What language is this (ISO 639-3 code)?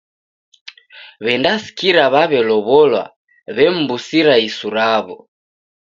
dav